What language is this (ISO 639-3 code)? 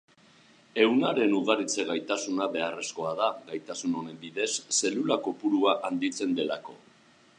eus